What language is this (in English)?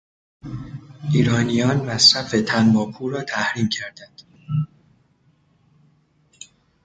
Persian